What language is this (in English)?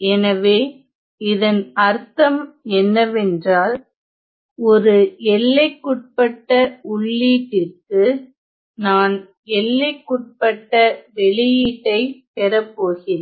Tamil